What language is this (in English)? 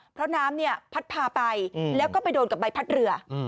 Thai